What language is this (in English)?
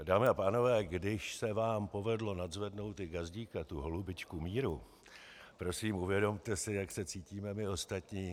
Czech